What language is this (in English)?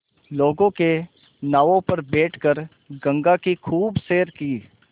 Hindi